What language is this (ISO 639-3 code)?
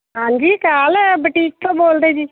pan